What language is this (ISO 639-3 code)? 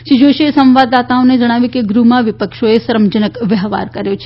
guj